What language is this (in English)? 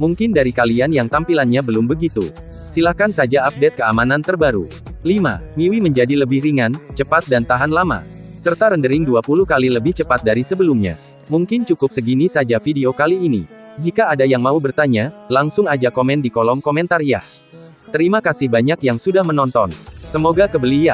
Indonesian